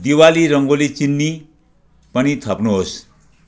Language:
Nepali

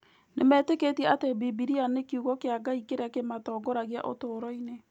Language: Kikuyu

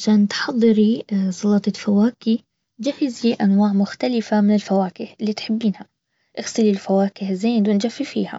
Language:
Baharna Arabic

